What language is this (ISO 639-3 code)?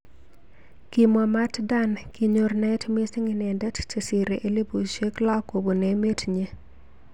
kln